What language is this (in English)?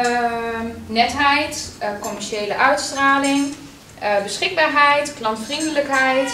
Dutch